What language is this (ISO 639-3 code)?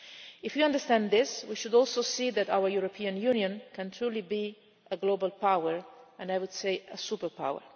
eng